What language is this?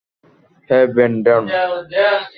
Bangla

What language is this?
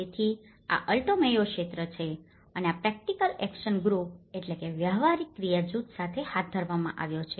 Gujarati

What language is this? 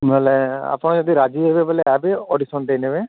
Odia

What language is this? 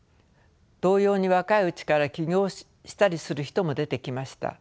Japanese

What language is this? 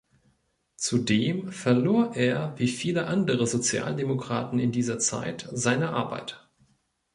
German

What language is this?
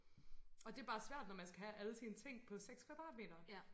Danish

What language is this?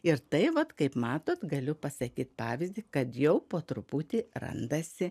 Lithuanian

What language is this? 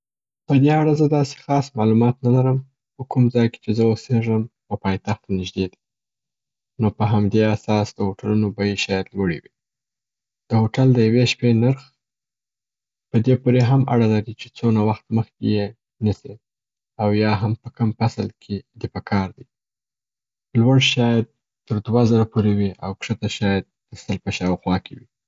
Southern Pashto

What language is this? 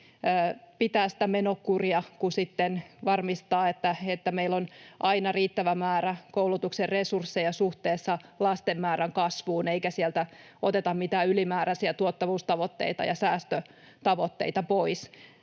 Finnish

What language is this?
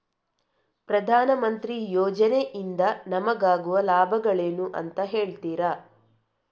Kannada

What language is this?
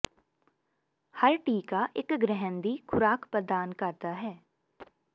Punjabi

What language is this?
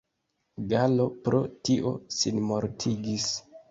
Esperanto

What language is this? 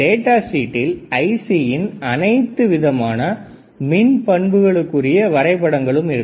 Tamil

